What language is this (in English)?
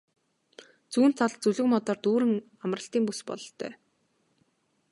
Mongolian